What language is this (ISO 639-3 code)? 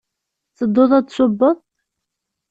kab